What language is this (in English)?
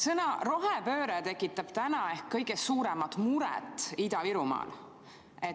Estonian